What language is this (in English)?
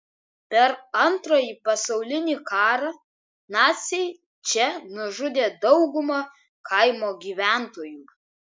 Lithuanian